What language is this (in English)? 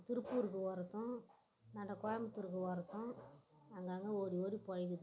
Tamil